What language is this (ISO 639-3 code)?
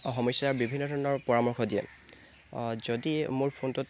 asm